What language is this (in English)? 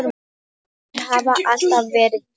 Icelandic